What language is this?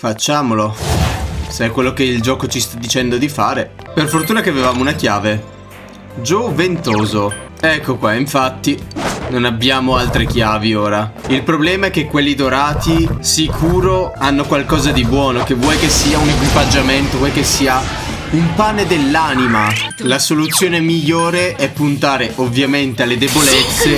Italian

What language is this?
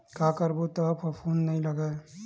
Chhattisgarhi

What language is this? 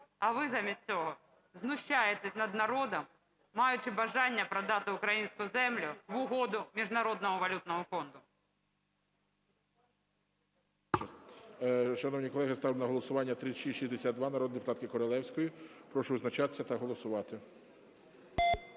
Ukrainian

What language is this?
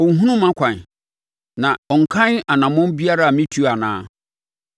Akan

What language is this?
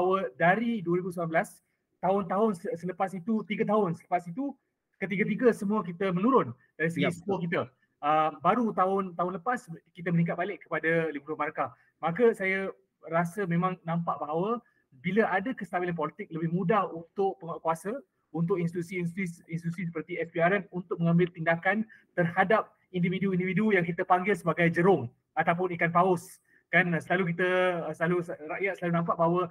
Malay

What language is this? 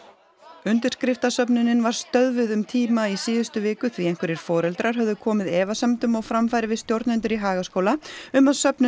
Icelandic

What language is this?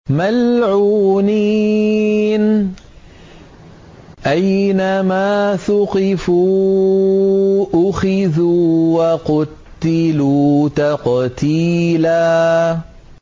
Arabic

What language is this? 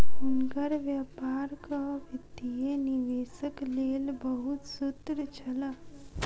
Maithili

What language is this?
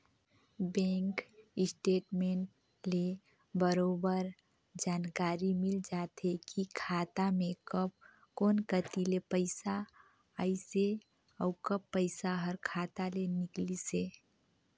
Chhattisgarhi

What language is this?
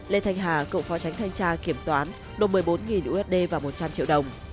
Vietnamese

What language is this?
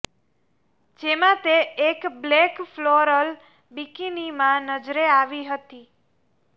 Gujarati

